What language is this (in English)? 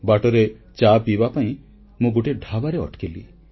Odia